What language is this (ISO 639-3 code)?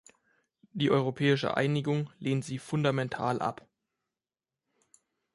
deu